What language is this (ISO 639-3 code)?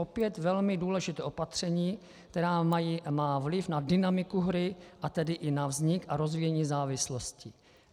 ces